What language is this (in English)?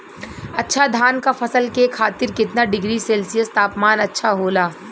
Bhojpuri